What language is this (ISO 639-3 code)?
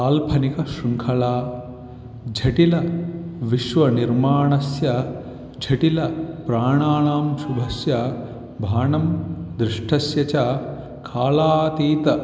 san